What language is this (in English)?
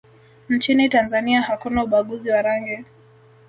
Swahili